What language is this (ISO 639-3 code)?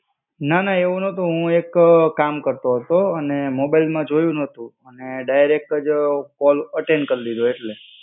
guj